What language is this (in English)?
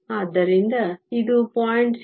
Kannada